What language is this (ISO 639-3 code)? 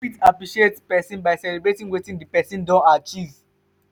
pcm